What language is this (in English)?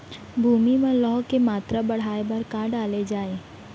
Chhattisgarhi